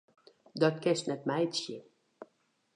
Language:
Western Frisian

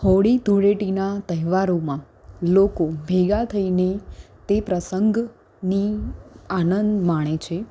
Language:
Gujarati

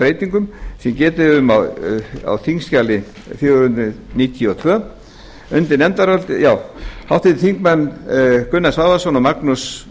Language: Icelandic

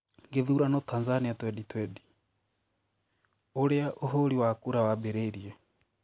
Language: Kikuyu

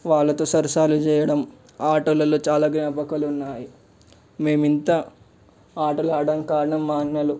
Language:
Telugu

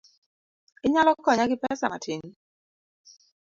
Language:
Luo (Kenya and Tanzania)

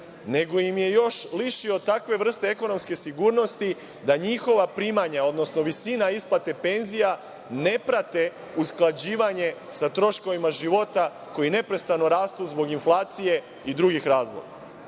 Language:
Serbian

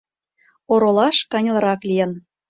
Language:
Mari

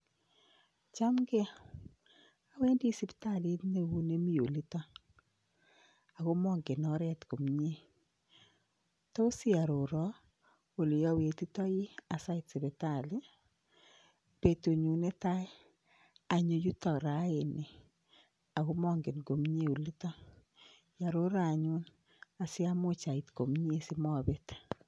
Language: Kalenjin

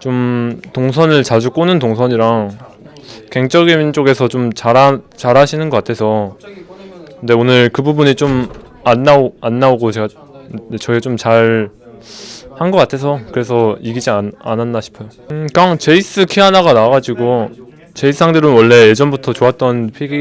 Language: Korean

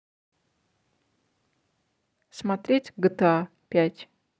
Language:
Russian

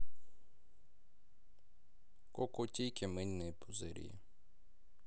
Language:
Russian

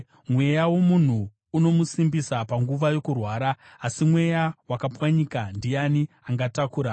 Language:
Shona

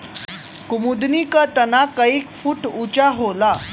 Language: Bhojpuri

